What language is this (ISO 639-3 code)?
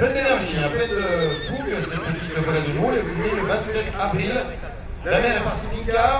fra